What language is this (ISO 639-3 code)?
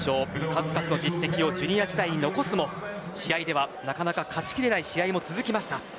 jpn